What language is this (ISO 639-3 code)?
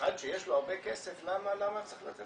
heb